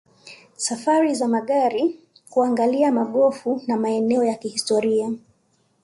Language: Swahili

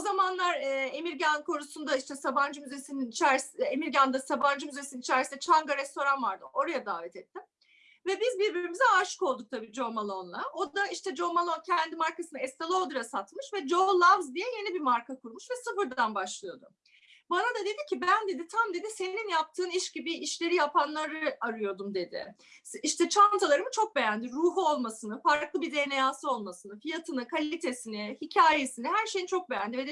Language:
Turkish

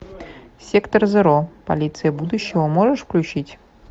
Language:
Russian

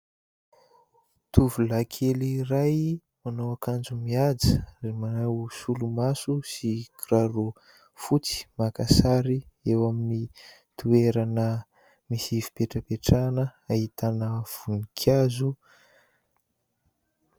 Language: Malagasy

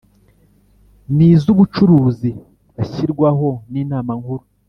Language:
Kinyarwanda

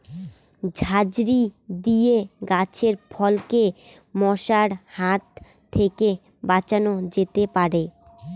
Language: Bangla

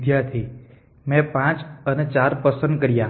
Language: Gujarati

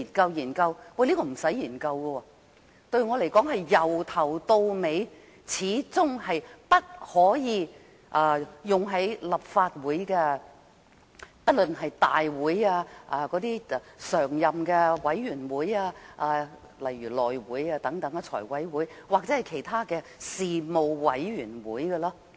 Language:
Cantonese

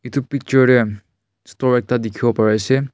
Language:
Naga Pidgin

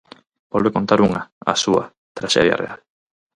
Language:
Galician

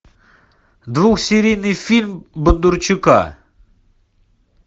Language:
Russian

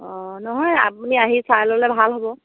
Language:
Assamese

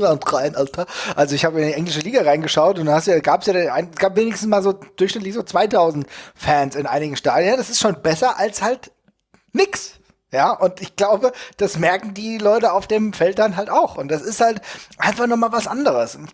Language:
German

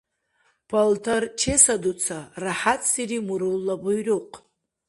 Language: Dargwa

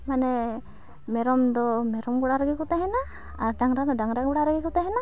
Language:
Santali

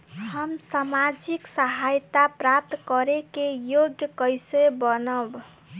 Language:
Bhojpuri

